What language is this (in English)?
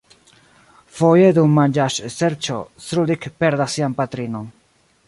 Esperanto